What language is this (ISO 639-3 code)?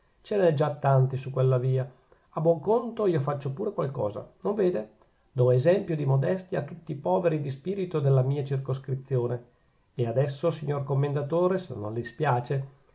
ita